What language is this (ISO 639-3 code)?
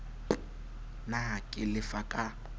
sot